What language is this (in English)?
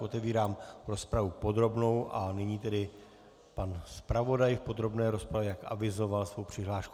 Czech